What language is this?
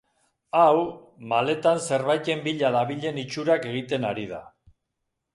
Basque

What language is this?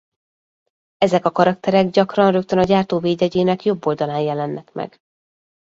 Hungarian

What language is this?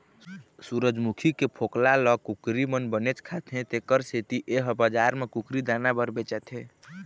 Chhattisgarhi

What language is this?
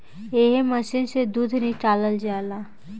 Bhojpuri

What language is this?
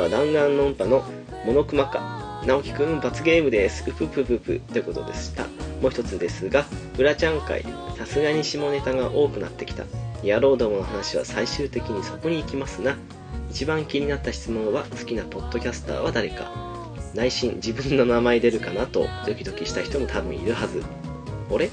Japanese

